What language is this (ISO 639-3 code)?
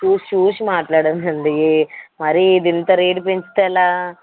tel